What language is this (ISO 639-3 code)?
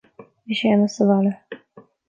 gle